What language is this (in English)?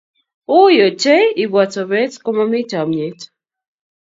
Kalenjin